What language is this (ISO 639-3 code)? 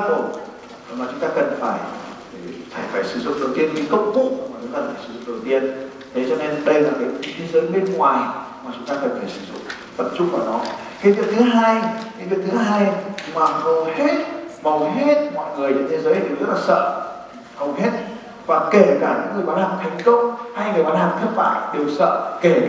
vie